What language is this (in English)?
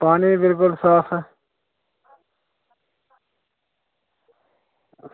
Dogri